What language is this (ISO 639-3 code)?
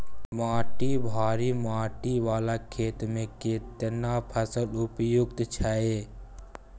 mai